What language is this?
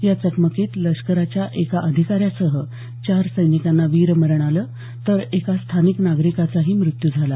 Marathi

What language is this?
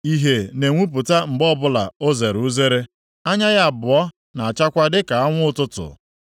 Igbo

